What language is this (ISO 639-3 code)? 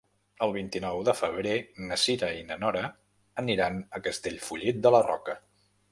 cat